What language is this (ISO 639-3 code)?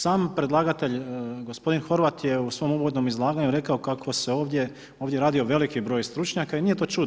hrv